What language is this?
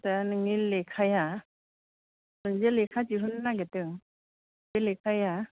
Bodo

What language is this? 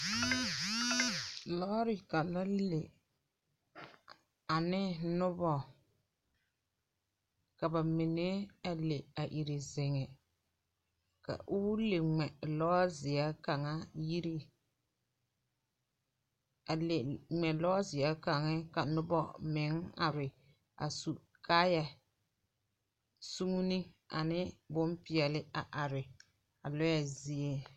Southern Dagaare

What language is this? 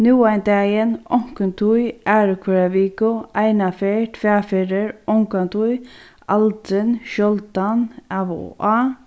Faroese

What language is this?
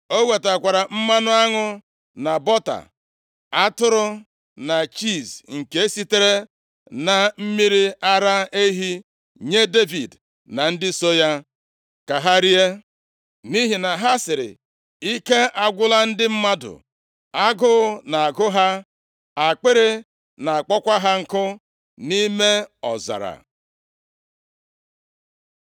Igbo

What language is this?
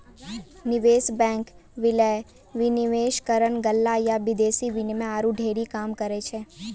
Maithili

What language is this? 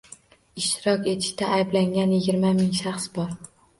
Uzbek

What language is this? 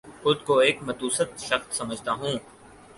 Urdu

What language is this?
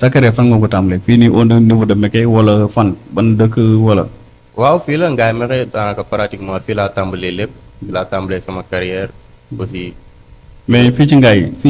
Indonesian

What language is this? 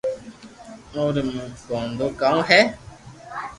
Loarki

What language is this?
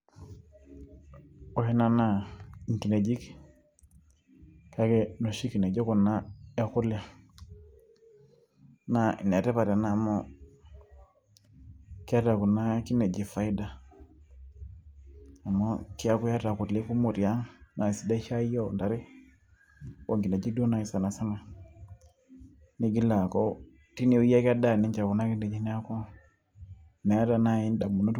Masai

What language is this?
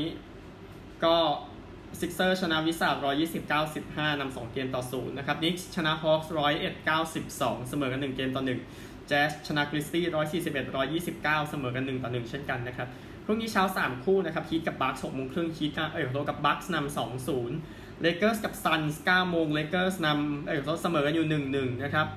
Thai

